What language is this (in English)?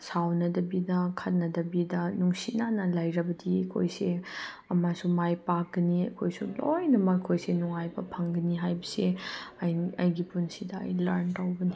Manipuri